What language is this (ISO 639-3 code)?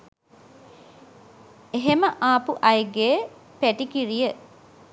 sin